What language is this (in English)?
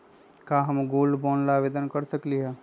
Magahi